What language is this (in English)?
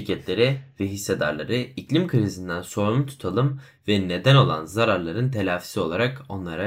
Turkish